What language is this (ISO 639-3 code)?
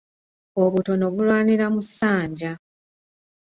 lug